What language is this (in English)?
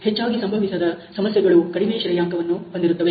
Kannada